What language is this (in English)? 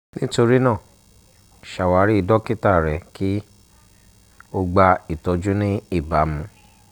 Yoruba